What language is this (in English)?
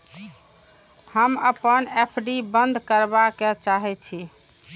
Maithili